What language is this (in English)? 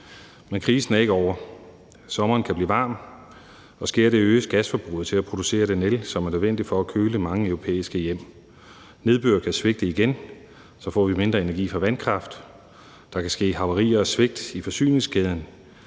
Danish